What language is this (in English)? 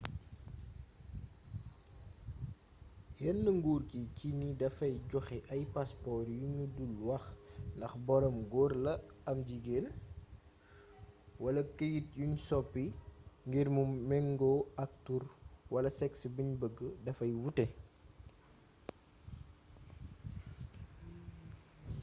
Wolof